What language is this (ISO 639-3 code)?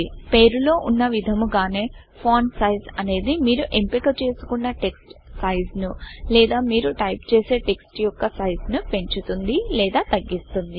tel